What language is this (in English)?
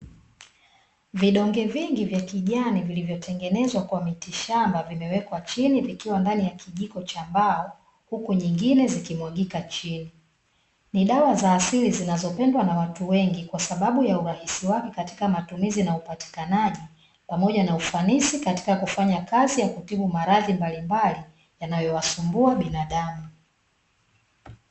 Swahili